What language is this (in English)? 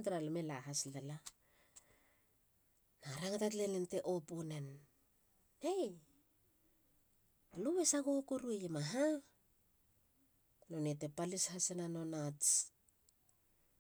Halia